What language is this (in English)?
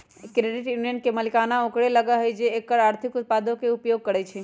Magahi